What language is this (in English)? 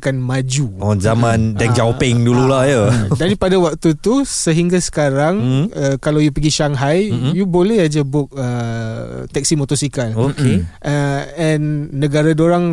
Malay